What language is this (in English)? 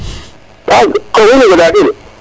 Serer